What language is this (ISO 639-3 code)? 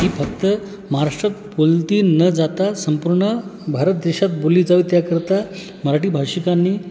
mar